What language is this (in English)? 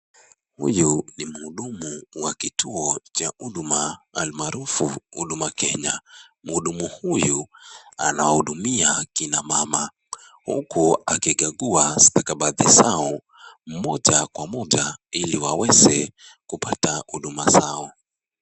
Swahili